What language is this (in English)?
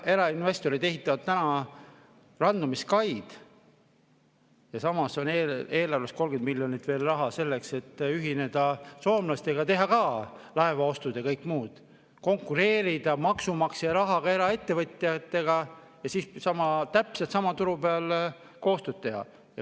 Estonian